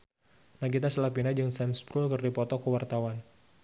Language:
Sundanese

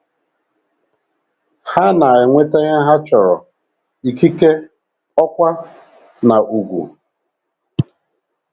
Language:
Igbo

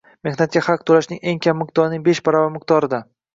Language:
Uzbek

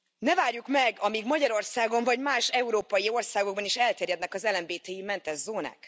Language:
Hungarian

